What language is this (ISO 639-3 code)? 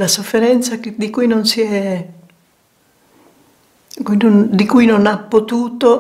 ita